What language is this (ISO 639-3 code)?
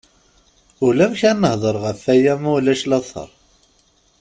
kab